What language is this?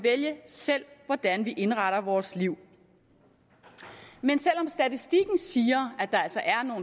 Danish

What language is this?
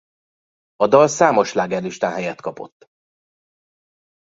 Hungarian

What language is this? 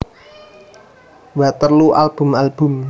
Javanese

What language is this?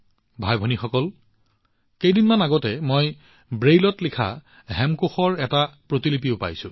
Assamese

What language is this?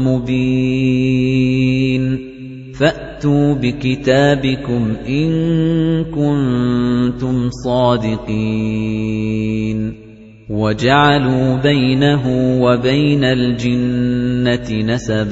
Arabic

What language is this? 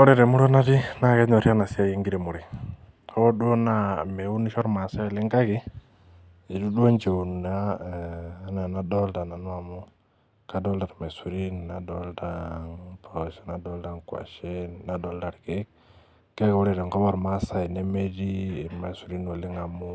Masai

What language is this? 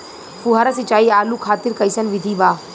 Bhojpuri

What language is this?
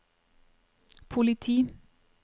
Norwegian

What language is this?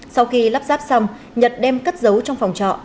Vietnamese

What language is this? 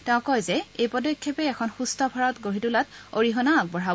Assamese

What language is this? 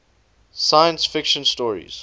English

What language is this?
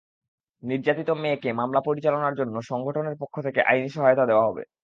Bangla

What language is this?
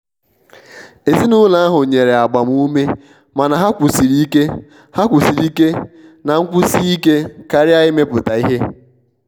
Igbo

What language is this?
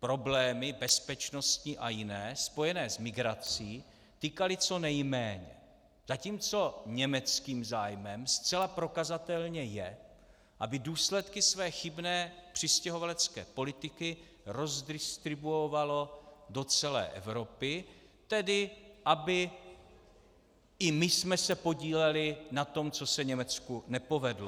Czech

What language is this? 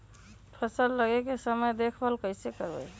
Magahi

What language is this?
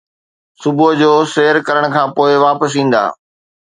Sindhi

